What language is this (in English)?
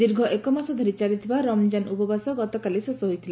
Odia